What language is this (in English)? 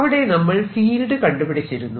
Malayalam